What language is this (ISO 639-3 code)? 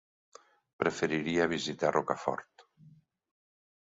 cat